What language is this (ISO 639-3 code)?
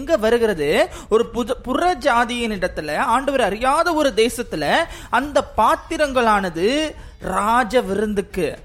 tam